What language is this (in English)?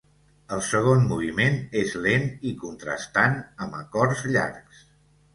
Catalan